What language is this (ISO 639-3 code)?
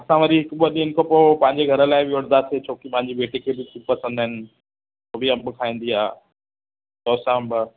snd